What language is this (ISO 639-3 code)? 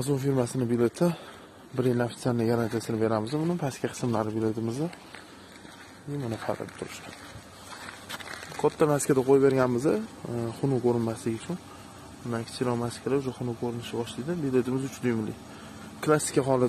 tur